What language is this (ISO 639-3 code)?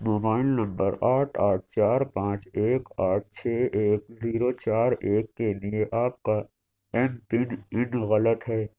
urd